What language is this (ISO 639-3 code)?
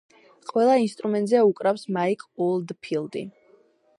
kat